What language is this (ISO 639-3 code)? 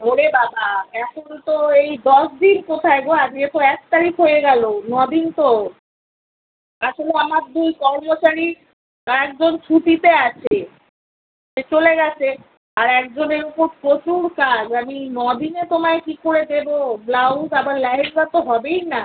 ben